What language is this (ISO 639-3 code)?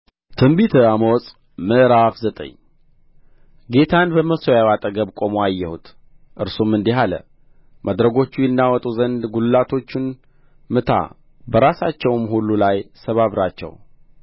amh